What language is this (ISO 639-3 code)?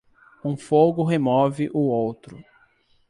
por